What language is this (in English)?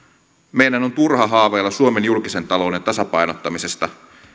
Finnish